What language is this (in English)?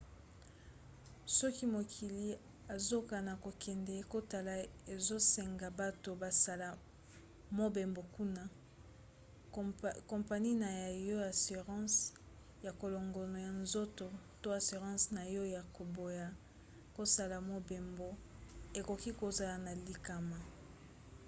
Lingala